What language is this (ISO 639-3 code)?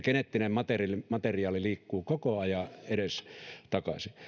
fin